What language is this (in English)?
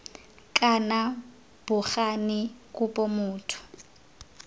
Tswana